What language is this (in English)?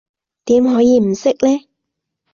Cantonese